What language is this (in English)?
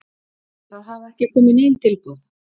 Icelandic